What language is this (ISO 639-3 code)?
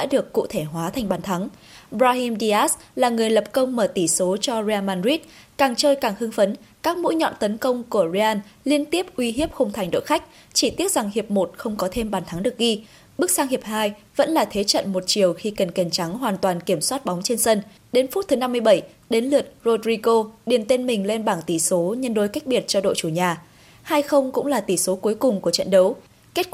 vie